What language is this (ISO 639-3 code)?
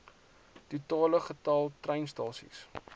afr